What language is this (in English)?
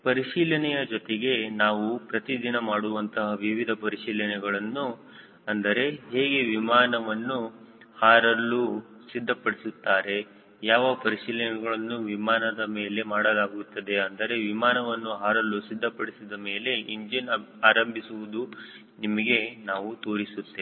Kannada